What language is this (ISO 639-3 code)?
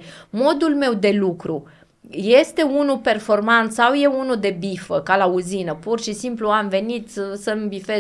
ron